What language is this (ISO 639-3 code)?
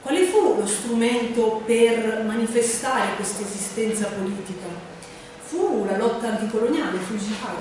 ita